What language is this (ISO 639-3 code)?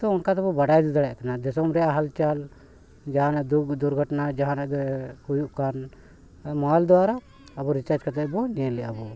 sat